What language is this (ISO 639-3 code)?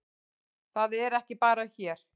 isl